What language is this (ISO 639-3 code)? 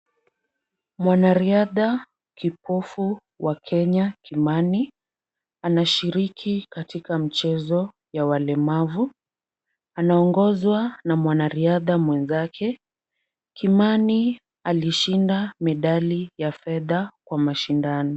swa